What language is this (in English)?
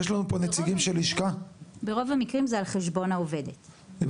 Hebrew